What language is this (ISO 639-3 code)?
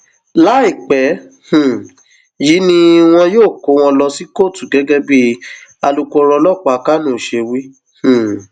yor